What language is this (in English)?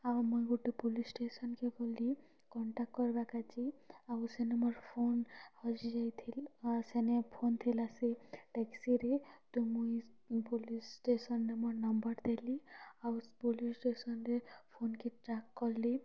Odia